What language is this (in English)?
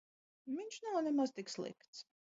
Latvian